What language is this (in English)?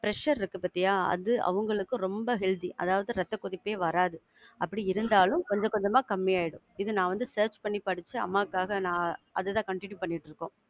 Tamil